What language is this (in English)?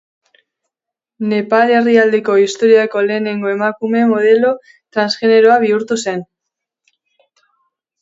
Basque